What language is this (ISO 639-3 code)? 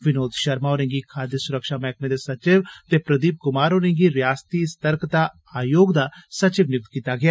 doi